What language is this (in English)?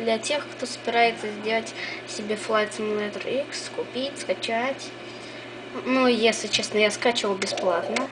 Russian